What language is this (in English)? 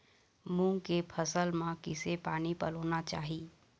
Chhattisgarhi